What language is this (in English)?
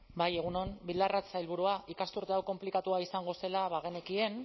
Basque